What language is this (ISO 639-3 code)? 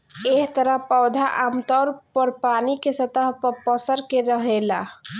bho